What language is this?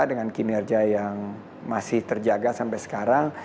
Indonesian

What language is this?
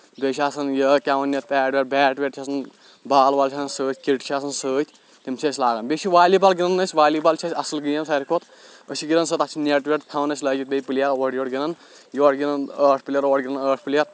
Kashmiri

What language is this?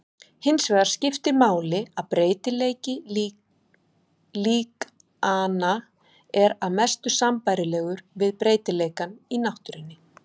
Icelandic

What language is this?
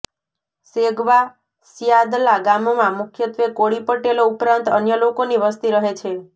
Gujarati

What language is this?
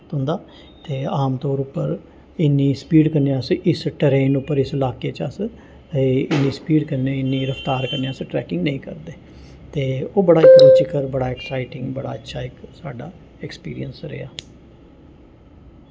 Dogri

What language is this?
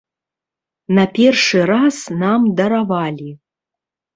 Belarusian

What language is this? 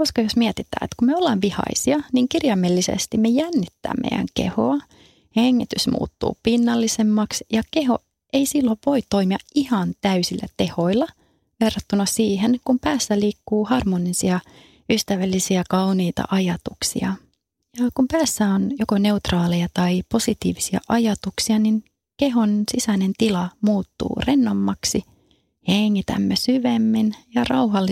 Finnish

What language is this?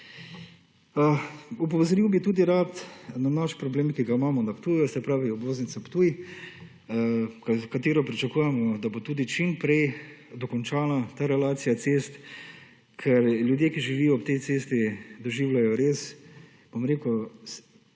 Slovenian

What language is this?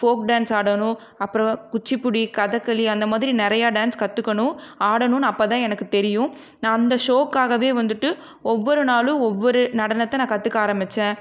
Tamil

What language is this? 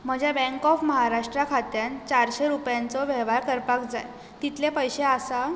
Konkani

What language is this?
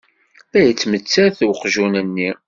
Kabyle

